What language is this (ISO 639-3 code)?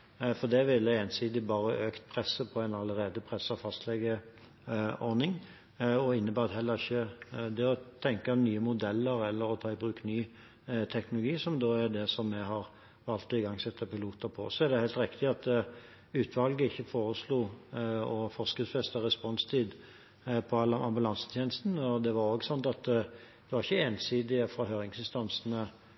nob